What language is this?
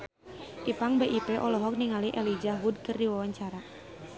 Sundanese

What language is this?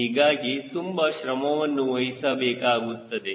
Kannada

